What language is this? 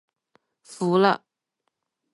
Chinese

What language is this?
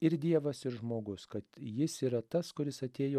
Lithuanian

